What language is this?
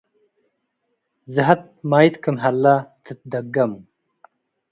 Tigre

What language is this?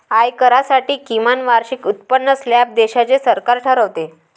Marathi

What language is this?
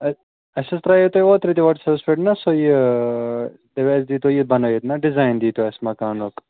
Kashmiri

